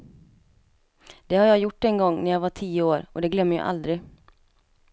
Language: Swedish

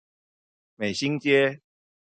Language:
Chinese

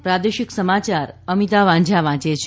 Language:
Gujarati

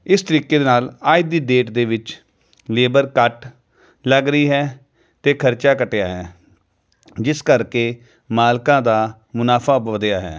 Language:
Punjabi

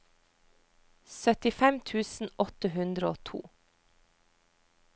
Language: Norwegian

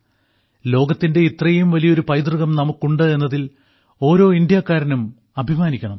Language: Malayalam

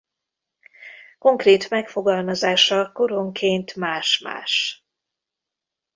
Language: Hungarian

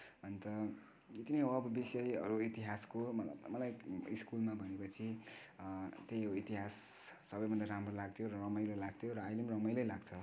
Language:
Nepali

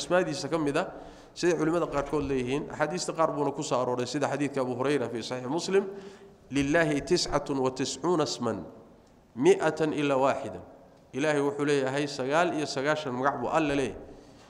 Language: Arabic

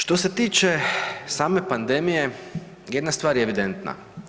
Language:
Croatian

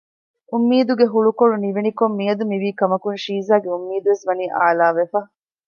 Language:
Divehi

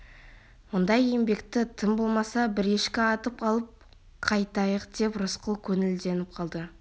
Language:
Kazakh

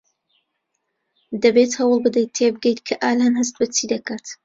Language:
Central Kurdish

